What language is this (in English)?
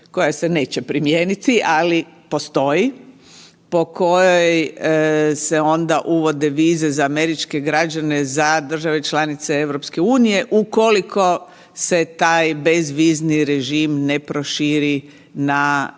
Croatian